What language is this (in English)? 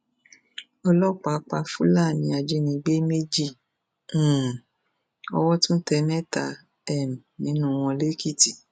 Yoruba